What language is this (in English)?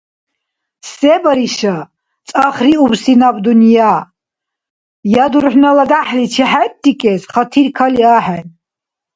Dargwa